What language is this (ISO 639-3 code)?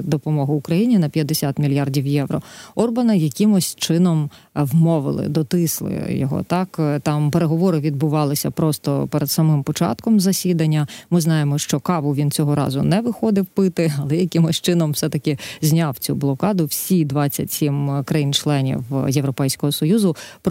ukr